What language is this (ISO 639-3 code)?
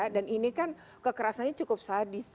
ind